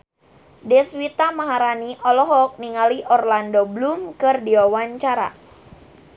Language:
Sundanese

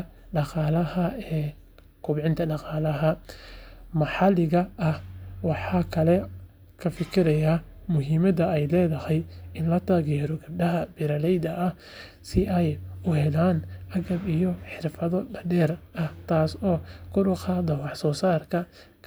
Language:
Somali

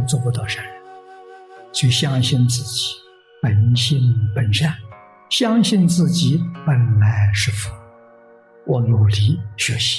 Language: Chinese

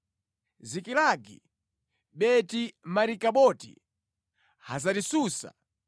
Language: Nyanja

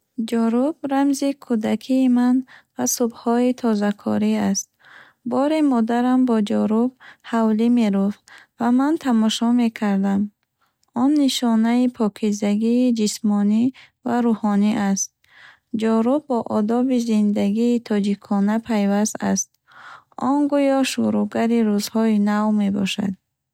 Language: Bukharic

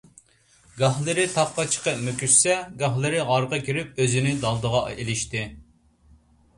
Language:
Uyghur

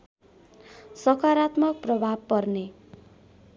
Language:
Nepali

